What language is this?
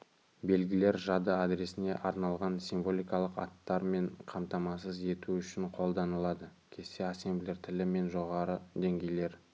Kazakh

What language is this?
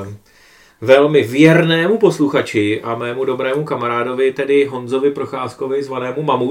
Czech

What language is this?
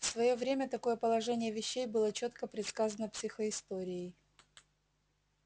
Russian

